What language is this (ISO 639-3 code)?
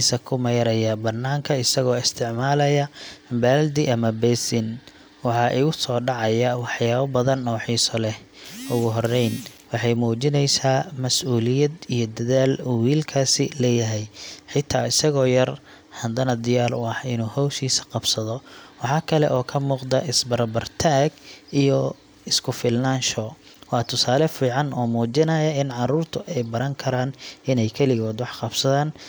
som